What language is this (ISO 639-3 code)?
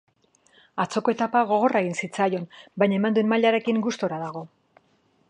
eus